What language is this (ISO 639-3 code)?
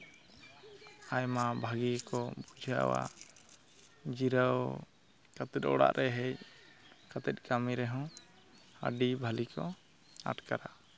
sat